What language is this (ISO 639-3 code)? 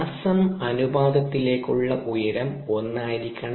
mal